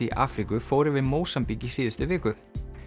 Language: Icelandic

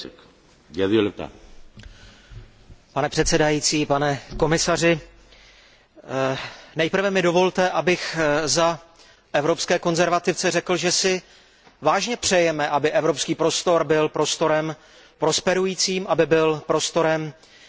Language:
Czech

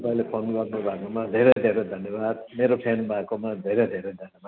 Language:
Nepali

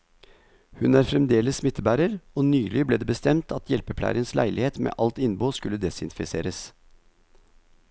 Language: Norwegian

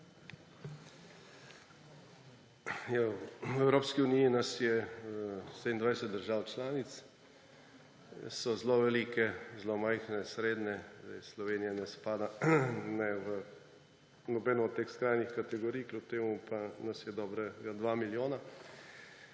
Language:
Slovenian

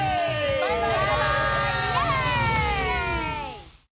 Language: Japanese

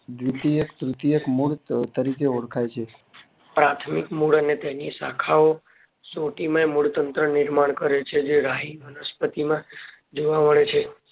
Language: Gujarati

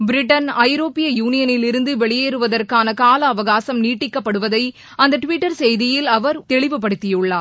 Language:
Tamil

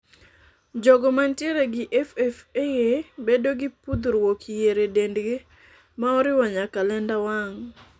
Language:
Luo (Kenya and Tanzania)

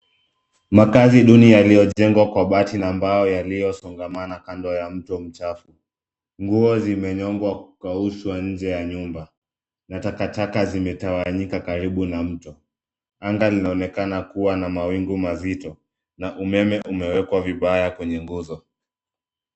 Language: Swahili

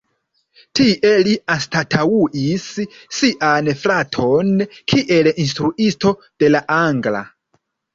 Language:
Esperanto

